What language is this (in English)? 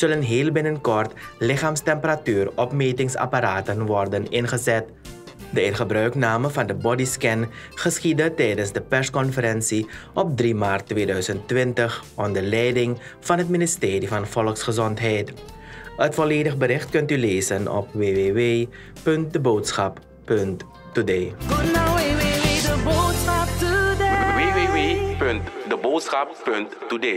Dutch